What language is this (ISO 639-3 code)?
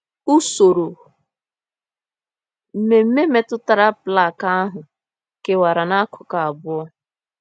ibo